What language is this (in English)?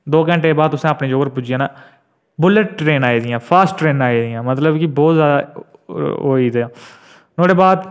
Dogri